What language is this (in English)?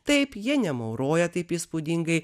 Lithuanian